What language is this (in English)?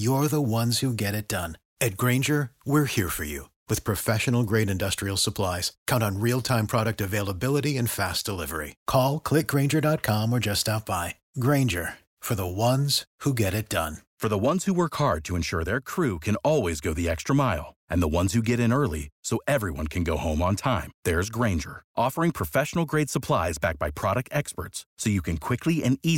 Romanian